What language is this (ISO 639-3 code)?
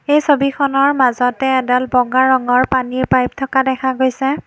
asm